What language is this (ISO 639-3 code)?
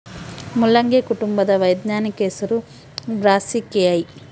kan